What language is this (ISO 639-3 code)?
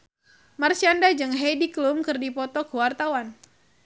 sun